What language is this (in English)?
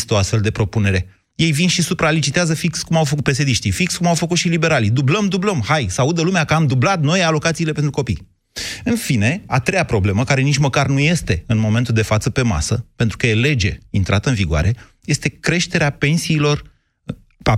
Romanian